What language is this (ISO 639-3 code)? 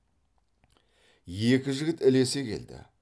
kaz